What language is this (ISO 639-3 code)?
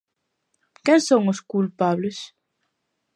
glg